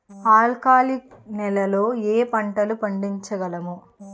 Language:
Telugu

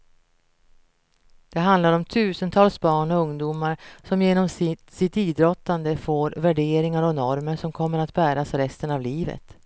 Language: Swedish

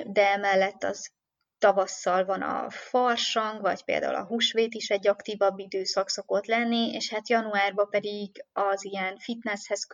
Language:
Hungarian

